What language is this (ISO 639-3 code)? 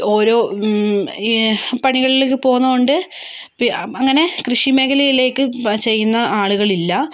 mal